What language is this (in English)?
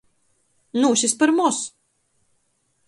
Latgalian